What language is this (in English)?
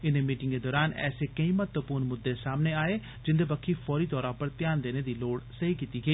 Dogri